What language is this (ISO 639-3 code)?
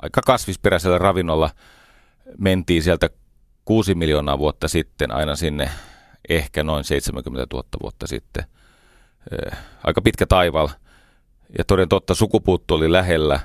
fin